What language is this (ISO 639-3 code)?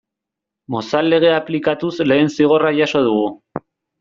eus